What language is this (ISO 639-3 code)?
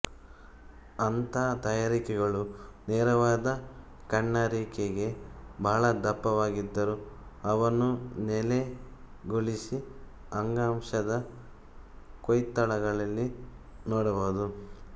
kan